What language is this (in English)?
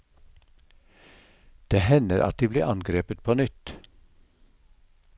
Norwegian